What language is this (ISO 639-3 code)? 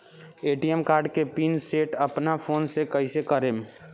bho